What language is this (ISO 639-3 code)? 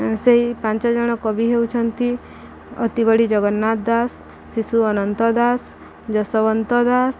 ori